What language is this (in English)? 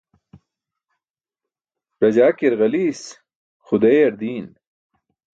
Burushaski